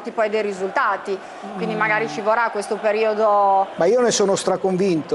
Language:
Italian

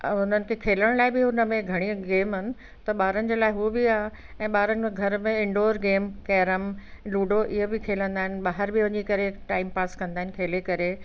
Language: Sindhi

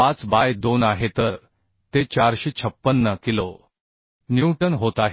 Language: Marathi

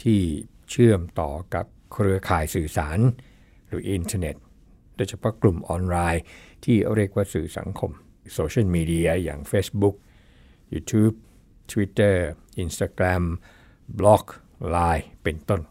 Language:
Thai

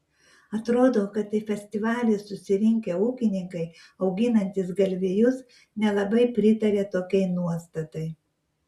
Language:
Lithuanian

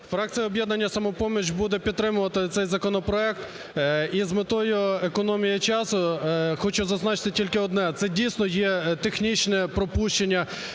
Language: Ukrainian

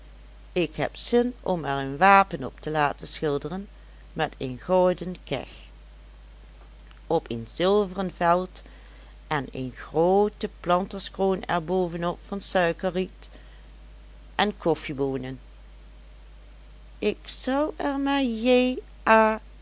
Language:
Dutch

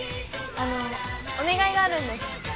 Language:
Japanese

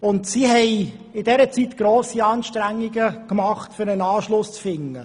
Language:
Swiss German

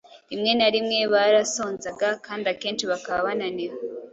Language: Kinyarwanda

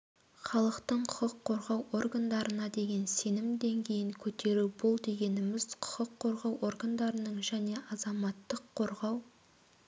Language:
Kazakh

